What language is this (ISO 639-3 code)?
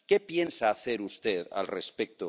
spa